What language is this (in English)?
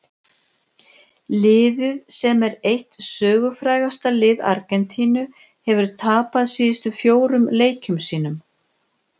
Icelandic